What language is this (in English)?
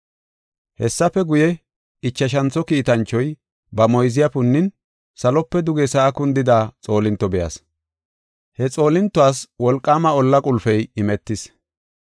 Gofa